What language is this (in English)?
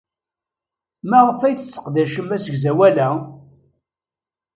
Kabyle